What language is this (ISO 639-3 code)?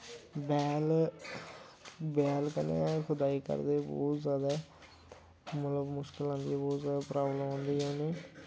doi